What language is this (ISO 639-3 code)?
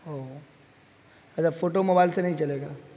urd